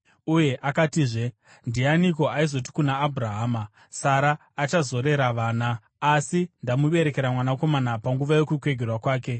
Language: Shona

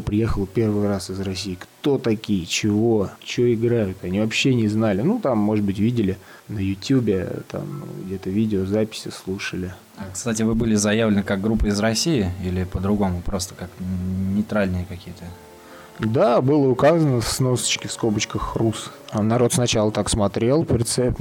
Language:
Russian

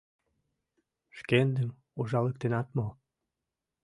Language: Mari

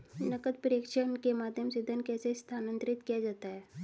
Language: Hindi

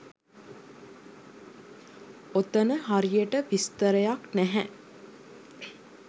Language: Sinhala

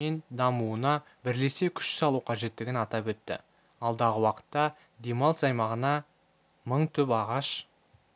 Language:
Kazakh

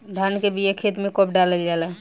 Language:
Bhojpuri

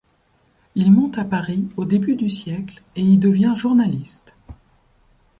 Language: French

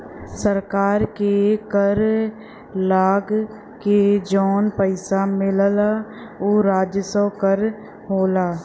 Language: Bhojpuri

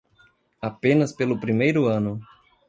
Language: Portuguese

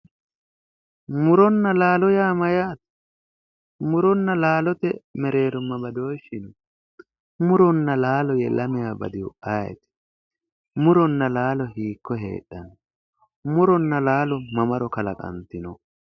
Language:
Sidamo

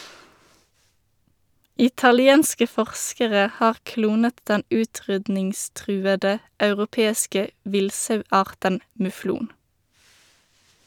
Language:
Norwegian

